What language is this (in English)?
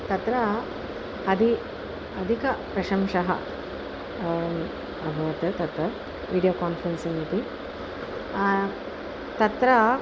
Sanskrit